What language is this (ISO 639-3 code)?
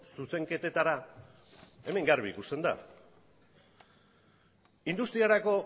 eus